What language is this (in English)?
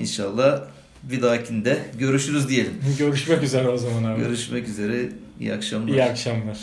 Turkish